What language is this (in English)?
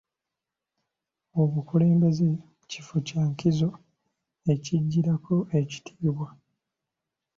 Ganda